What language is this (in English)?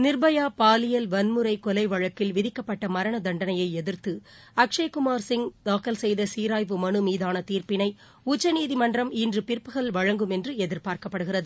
Tamil